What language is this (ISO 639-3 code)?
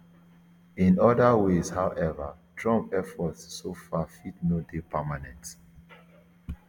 pcm